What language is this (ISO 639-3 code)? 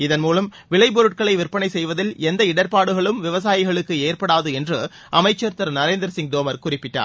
tam